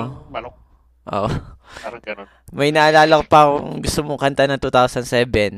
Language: Filipino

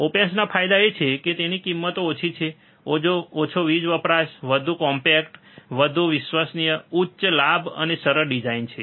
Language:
Gujarati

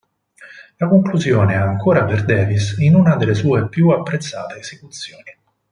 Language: Italian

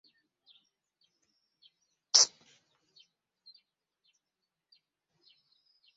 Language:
Ganda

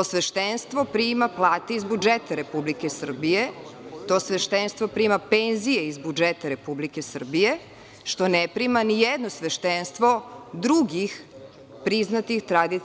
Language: Serbian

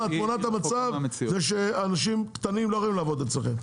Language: Hebrew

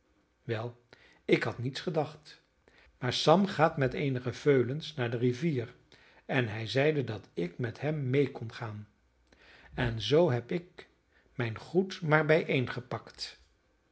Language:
Dutch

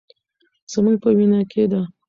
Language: Pashto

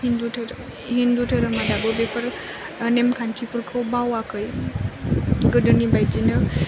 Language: Bodo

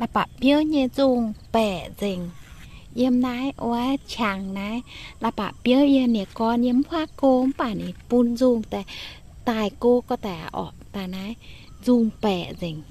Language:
Thai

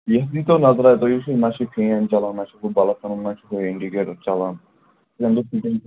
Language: Kashmiri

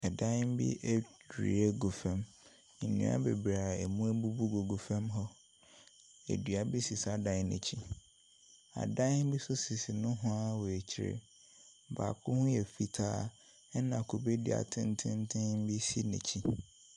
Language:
Akan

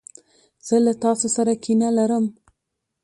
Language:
Pashto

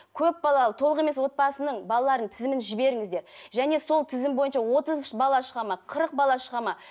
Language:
Kazakh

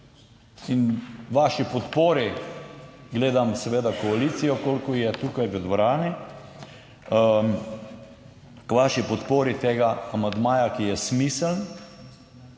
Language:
Slovenian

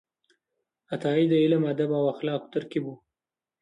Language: Pashto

